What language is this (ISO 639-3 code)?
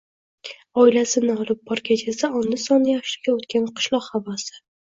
uzb